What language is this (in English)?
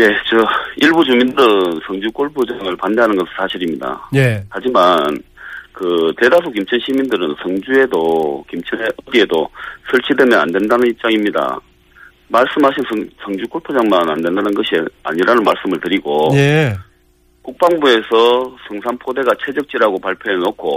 Korean